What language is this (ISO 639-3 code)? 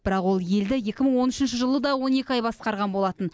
kaz